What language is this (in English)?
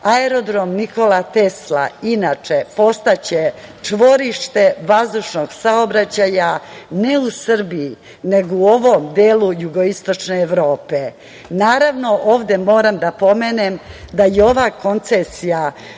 Serbian